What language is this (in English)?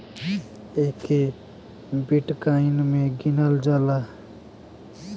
Bhojpuri